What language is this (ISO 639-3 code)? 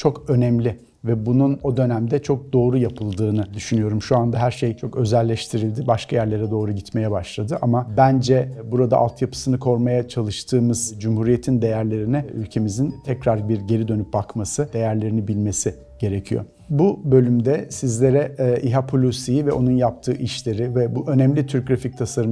tur